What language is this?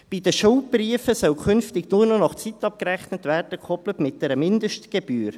Swiss German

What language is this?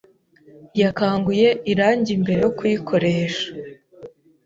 Kinyarwanda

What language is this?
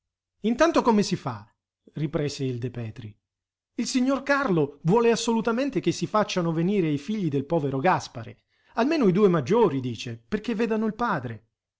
Italian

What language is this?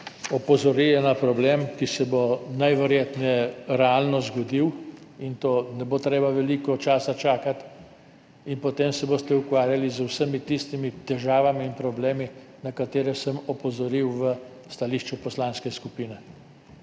Slovenian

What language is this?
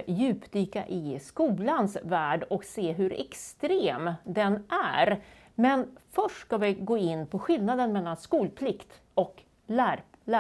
Swedish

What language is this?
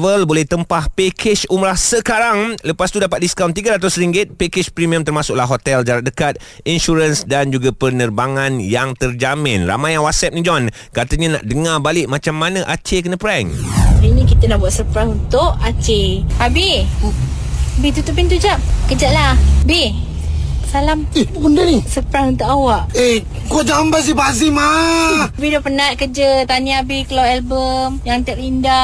Malay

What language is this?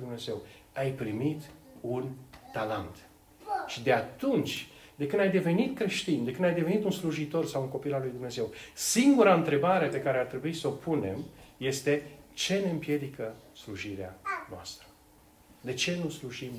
Romanian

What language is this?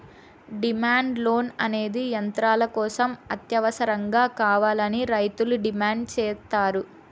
Telugu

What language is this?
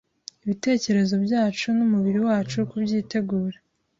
Kinyarwanda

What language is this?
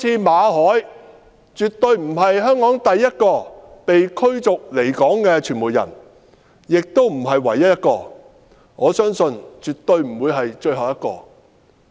Cantonese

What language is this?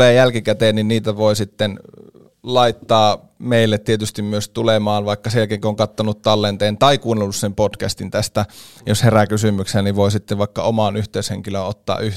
Finnish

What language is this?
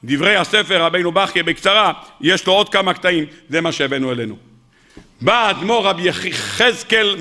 Hebrew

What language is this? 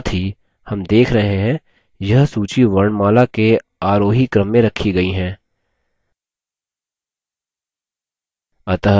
Hindi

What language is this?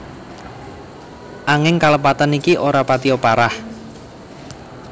Javanese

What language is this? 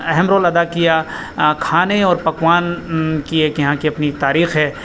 Urdu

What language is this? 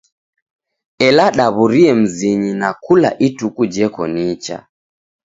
Taita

